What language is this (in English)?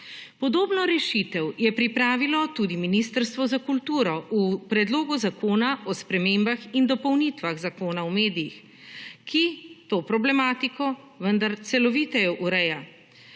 Slovenian